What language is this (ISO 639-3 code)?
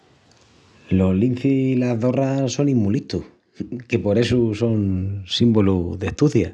ext